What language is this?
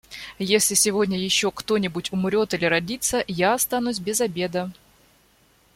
Russian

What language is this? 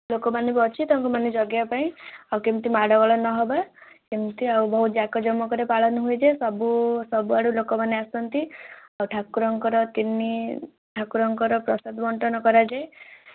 Odia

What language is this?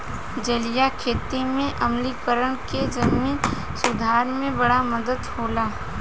Bhojpuri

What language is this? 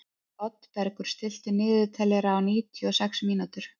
Icelandic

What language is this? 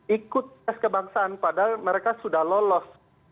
Indonesian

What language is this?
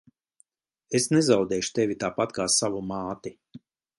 Latvian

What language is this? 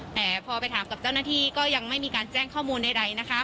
Thai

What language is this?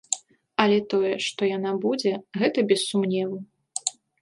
Belarusian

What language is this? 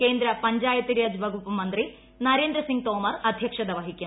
Malayalam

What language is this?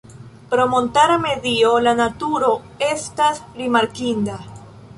Esperanto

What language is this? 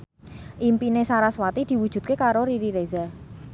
Javanese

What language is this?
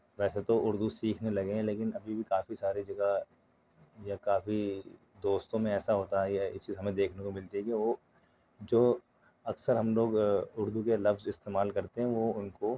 Urdu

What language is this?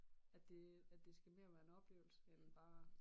Danish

